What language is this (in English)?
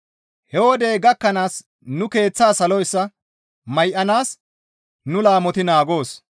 Gamo